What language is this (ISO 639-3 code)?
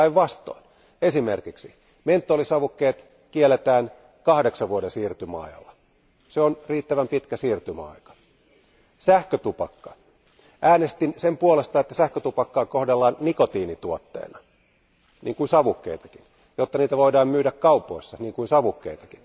fin